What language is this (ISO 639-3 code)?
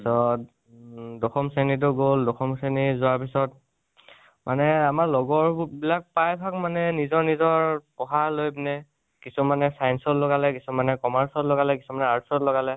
asm